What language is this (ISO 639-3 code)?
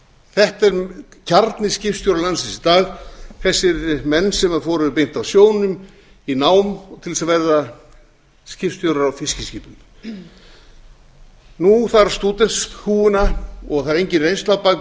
isl